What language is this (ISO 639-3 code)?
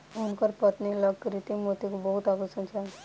mai